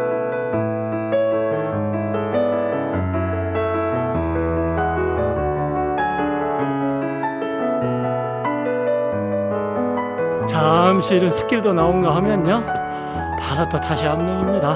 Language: Korean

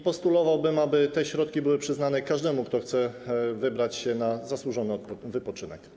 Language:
Polish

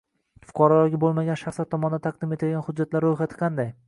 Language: Uzbek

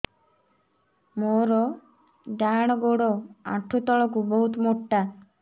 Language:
Odia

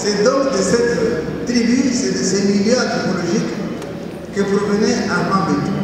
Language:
French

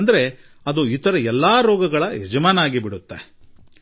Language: Kannada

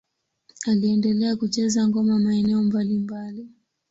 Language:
Swahili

